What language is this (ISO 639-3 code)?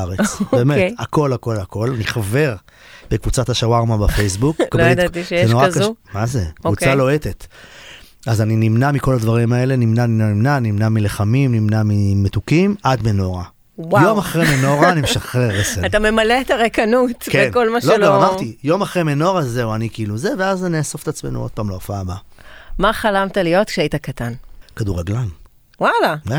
heb